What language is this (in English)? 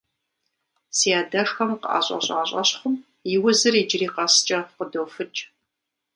Kabardian